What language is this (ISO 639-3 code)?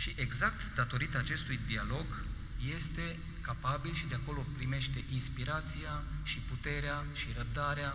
ron